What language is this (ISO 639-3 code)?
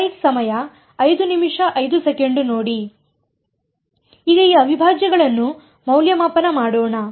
kan